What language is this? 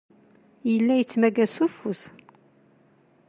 Kabyle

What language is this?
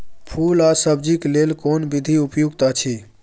Maithili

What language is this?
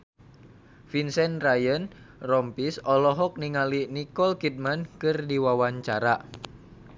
Sundanese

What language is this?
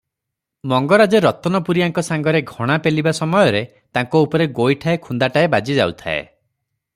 Odia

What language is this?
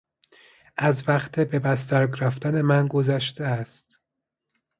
Persian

